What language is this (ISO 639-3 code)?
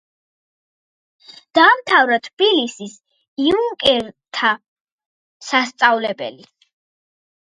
kat